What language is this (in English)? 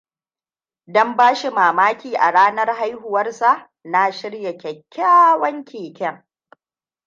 Hausa